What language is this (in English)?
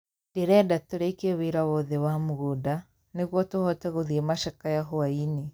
Kikuyu